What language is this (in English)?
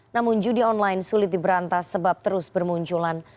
Indonesian